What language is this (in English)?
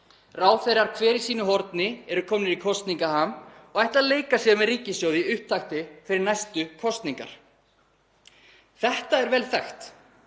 Icelandic